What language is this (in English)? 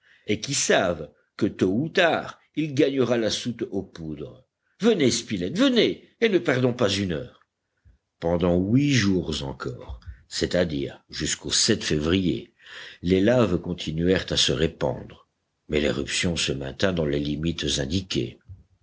French